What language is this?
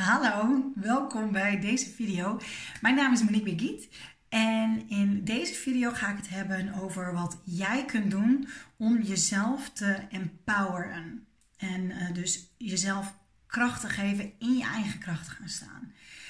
Dutch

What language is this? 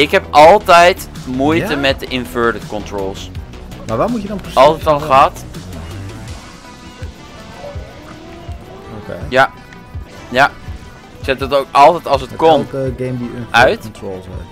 Dutch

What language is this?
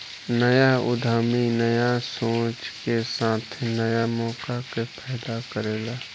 Bhojpuri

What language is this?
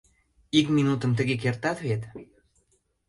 Mari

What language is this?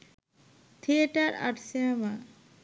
Bangla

